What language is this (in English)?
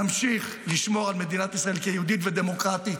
Hebrew